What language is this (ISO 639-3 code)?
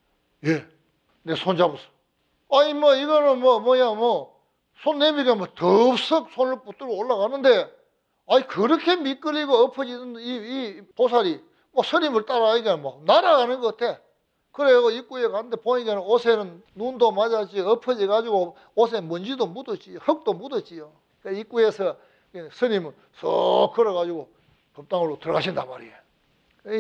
kor